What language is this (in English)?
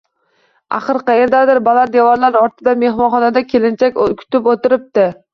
Uzbek